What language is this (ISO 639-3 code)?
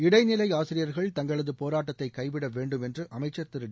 tam